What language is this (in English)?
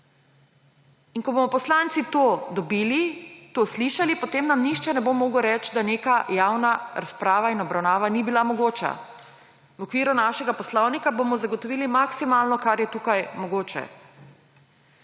Slovenian